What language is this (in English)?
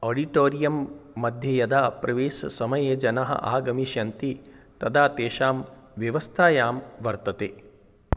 Sanskrit